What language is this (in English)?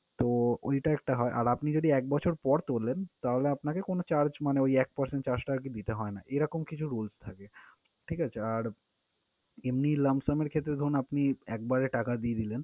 Bangla